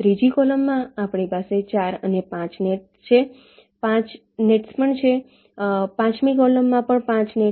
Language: Gujarati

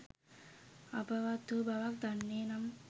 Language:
Sinhala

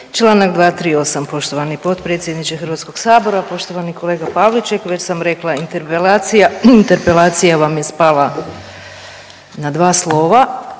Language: Croatian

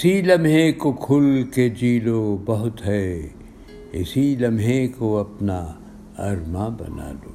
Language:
Urdu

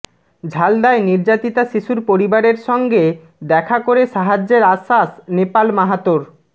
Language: Bangla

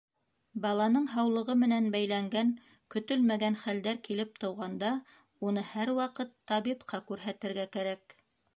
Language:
Bashkir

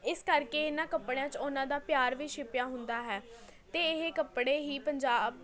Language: Punjabi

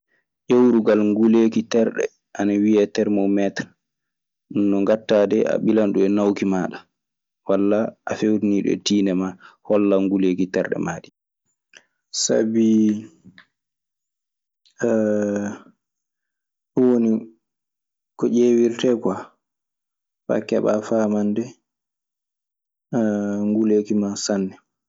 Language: Maasina Fulfulde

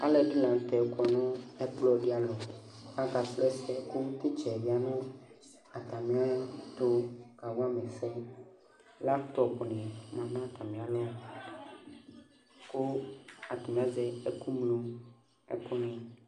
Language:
Ikposo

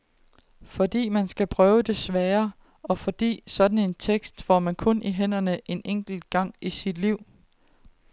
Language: Danish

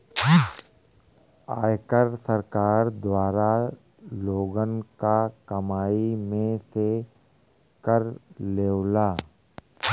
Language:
Bhojpuri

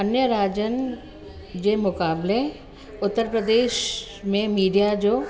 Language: Sindhi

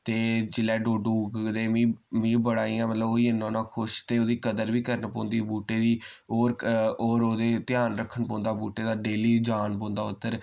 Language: Dogri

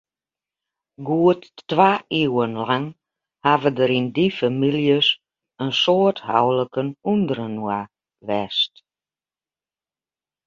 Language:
Western Frisian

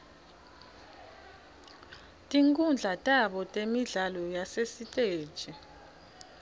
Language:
Swati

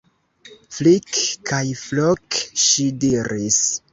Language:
Esperanto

